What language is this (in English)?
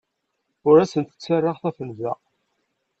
Kabyle